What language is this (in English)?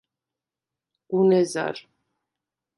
Svan